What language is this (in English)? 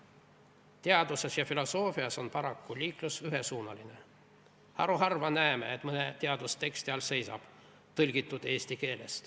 Estonian